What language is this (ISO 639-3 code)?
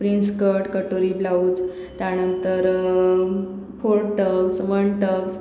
mar